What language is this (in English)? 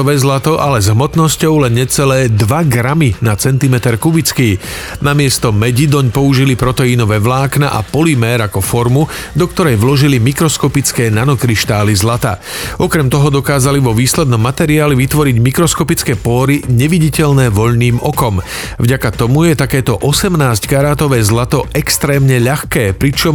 Slovak